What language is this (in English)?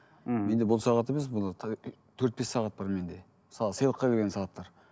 Kazakh